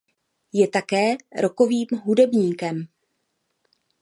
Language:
Czech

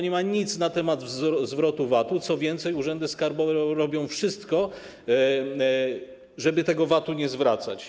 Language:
Polish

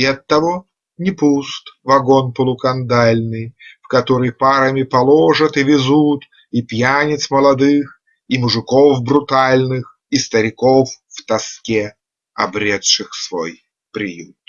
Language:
Russian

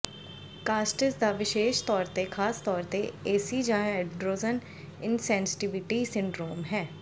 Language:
Punjabi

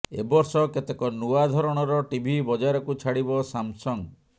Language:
Odia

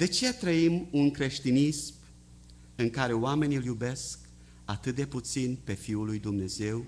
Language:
Romanian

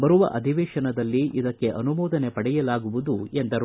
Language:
Kannada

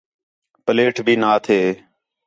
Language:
Khetrani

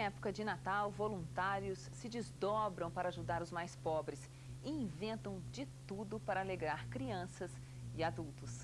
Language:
Portuguese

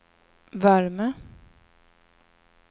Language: Swedish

